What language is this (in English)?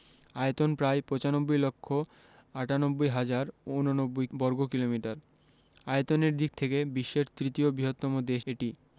Bangla